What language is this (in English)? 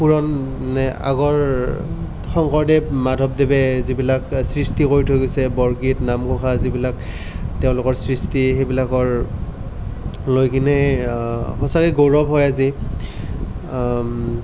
Assamese